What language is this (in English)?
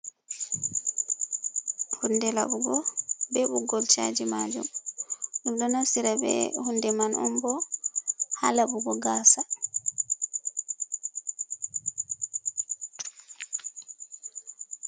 Fula